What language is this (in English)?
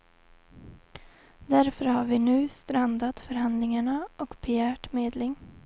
Swedish